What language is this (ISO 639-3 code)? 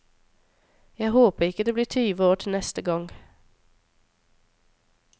nor